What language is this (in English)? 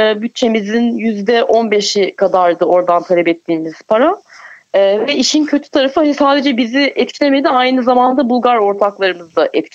Turkish